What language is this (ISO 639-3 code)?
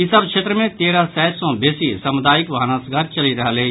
mai